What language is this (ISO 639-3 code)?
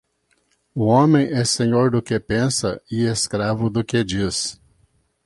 por